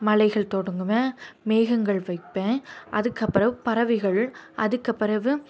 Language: Tamil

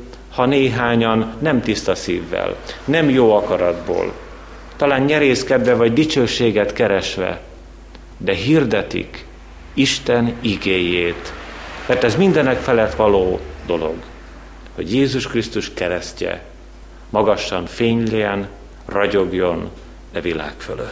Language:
Hungarian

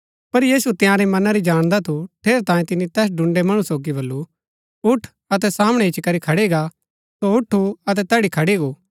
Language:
Gaddi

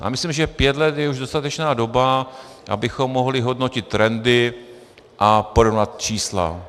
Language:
Czech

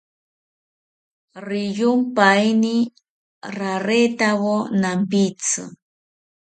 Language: South Ucayali Ashéninka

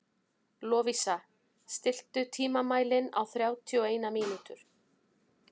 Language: Icelandic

